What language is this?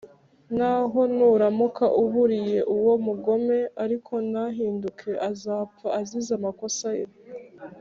Kinyarwanda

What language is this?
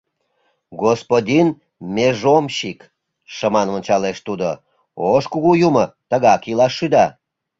Mari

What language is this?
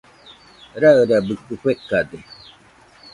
Nüpode Huitoto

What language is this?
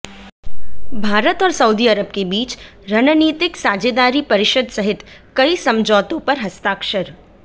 Hindi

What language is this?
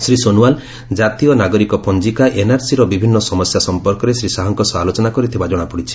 Odia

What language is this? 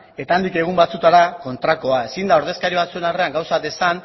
Basque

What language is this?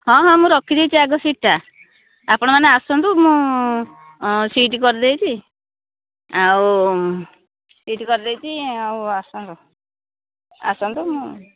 Odia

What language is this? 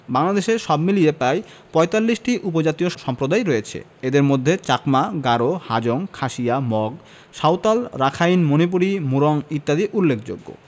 Bangla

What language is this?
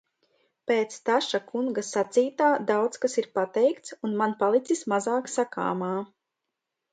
Latvian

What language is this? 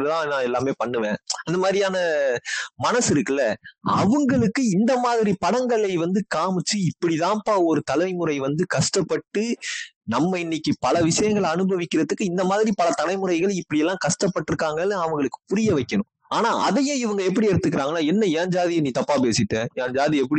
Tamil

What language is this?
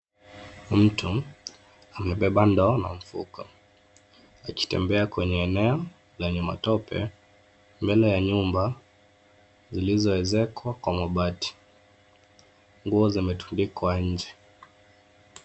Swahili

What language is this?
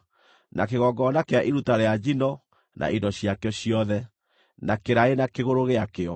Kikuyu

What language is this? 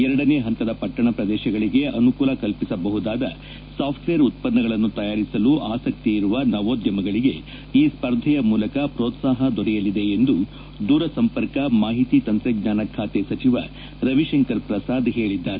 Kannada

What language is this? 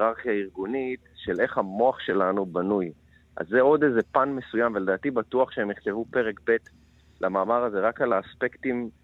Hebrew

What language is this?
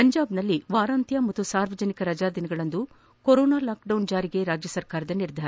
Kannada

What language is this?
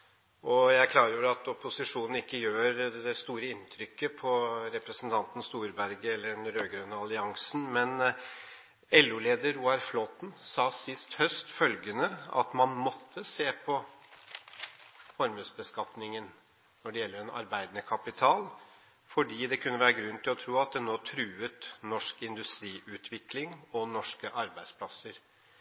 Norwegian Bokmål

